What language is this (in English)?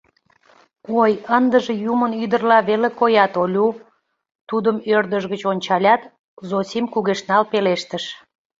Mari